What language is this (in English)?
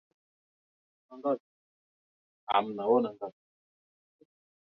Swahili